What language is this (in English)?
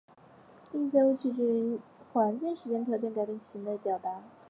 Chinese